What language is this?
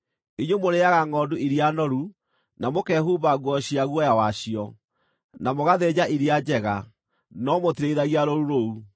Kikuyu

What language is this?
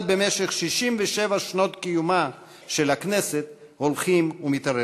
Hebrew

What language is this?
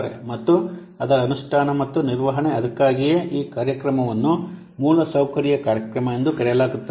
Kannada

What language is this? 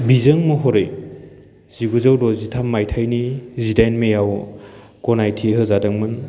Bodo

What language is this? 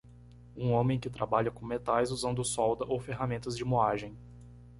Portuguese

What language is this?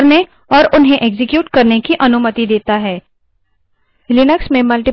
Hindi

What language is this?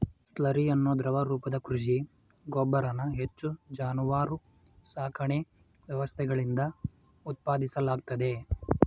Kannada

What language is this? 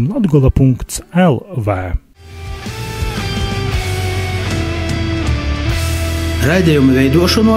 Latvian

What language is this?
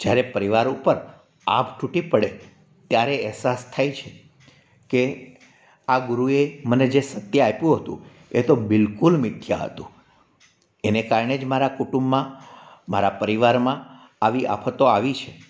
Gujarati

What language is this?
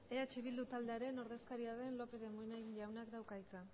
Basque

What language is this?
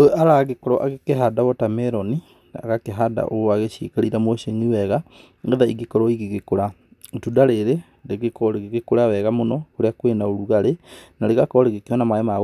Kikuyu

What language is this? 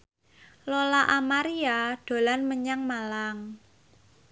Javanese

